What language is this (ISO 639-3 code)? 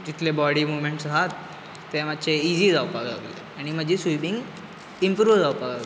kok